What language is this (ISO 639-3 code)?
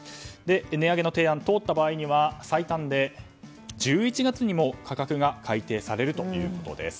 jpn